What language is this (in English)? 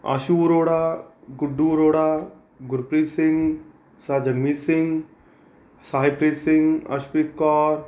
Punjabi